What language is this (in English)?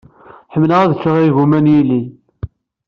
Kabyle